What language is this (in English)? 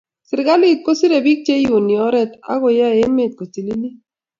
Kalenjin